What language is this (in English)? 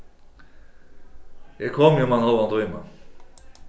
Faroese